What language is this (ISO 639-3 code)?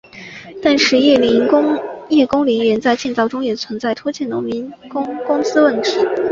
zho